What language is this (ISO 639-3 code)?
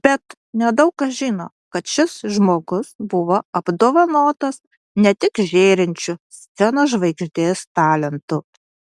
lit